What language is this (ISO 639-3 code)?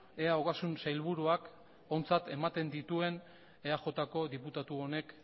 eus